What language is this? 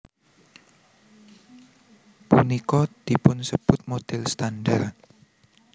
Javanese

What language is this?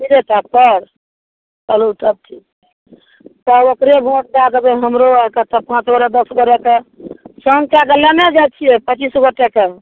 Maithili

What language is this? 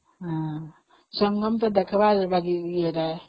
Odia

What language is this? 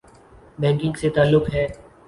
Urdu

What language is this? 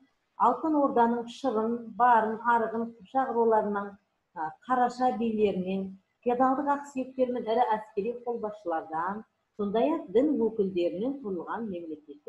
Turkish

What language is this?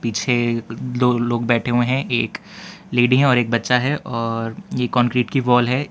Hindi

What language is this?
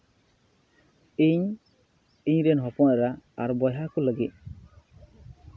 Santali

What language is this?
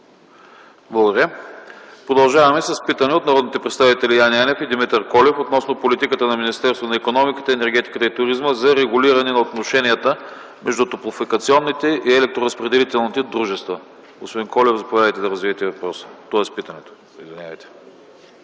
Bulgarian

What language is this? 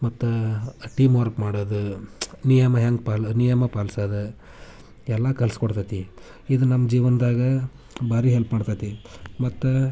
Kannada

